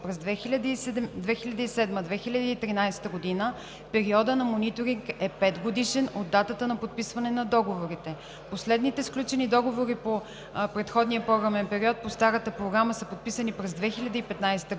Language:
Bulgarian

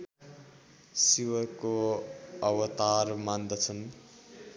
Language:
Nepali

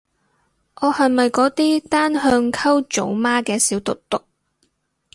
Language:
Cantonese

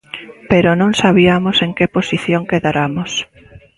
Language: Galician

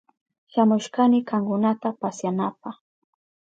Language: Southern Pastaza Quechua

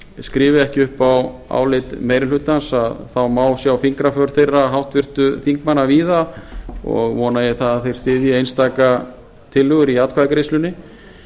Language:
Icelandic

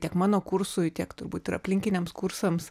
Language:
Lithuanian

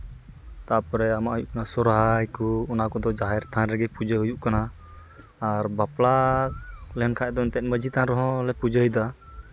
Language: Santali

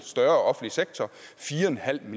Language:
Danish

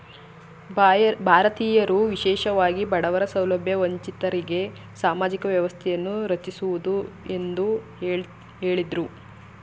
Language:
Kannada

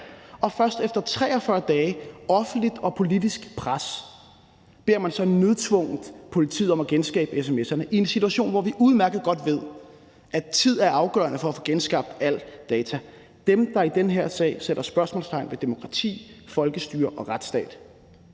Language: Danish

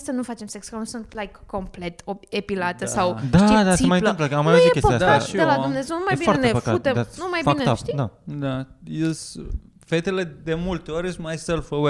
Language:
Romanian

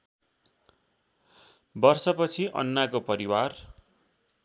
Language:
Nepali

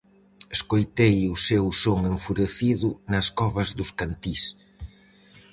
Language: Galician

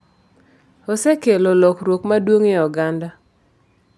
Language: Luo (Kenya and Tanzania)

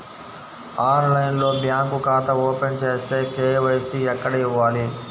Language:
Telugu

